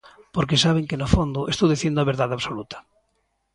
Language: Galician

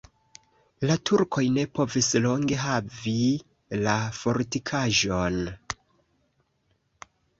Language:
Esperanto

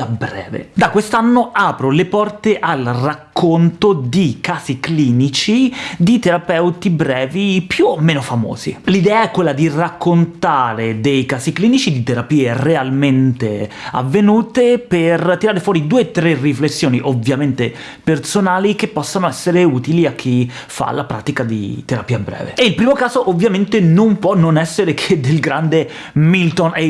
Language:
Italian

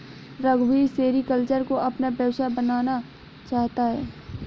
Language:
Hindi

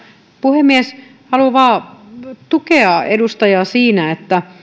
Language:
Finnish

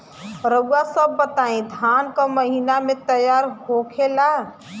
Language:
Bhojpuri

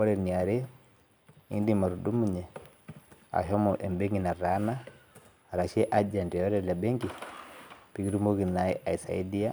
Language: Masai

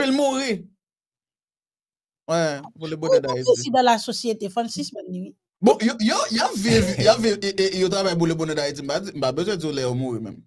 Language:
French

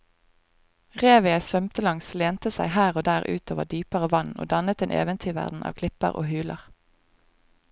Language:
Norwegian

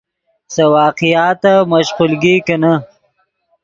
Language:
Yidgha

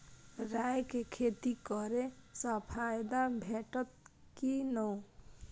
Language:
Maithili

